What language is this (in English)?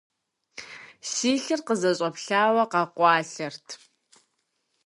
Kabardian